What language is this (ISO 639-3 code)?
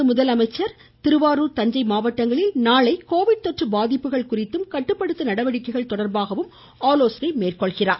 tam